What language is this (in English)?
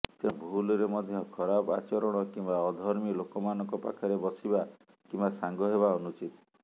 Odia